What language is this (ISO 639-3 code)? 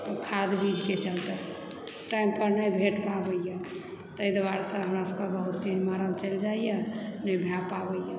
mai